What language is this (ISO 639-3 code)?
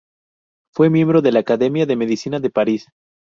spa